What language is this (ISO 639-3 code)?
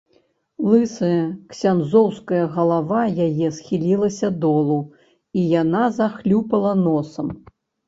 bel